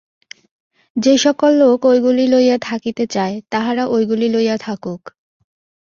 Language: Bangla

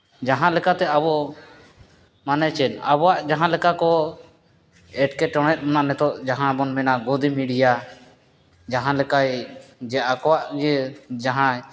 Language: Santali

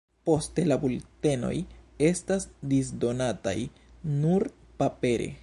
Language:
Esperanto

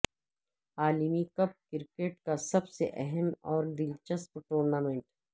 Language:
Urdu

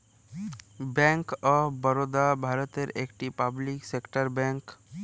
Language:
Bangla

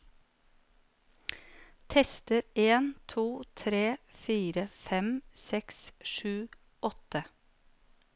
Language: Norwegian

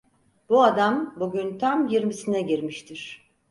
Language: Turkish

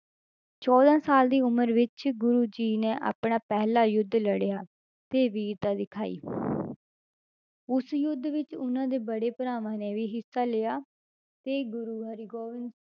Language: Punjabi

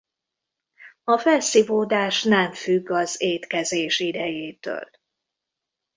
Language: Hungarian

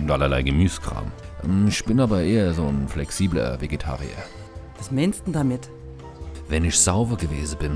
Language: German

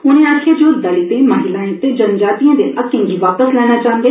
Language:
Dogri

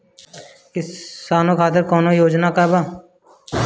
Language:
Bhojpuri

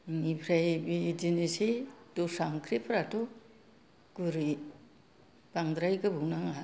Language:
Bodo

